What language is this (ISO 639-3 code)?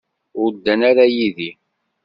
kab